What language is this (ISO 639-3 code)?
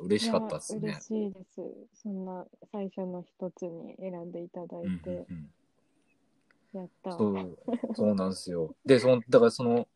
jpn